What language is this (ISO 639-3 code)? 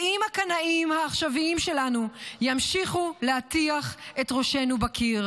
heb